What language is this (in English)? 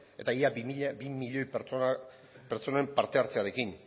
Basque